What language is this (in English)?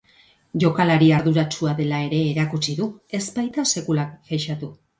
Basque